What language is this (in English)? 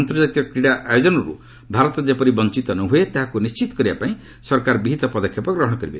Odia